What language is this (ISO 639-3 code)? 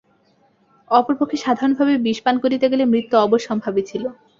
ben